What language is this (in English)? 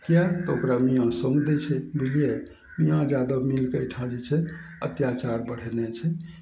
Maithili